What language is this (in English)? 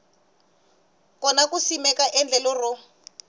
Tsonga